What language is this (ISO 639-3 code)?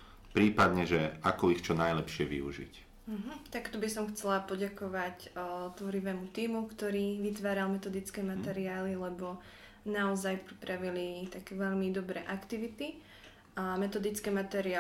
slk